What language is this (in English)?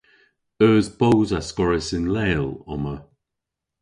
Cornish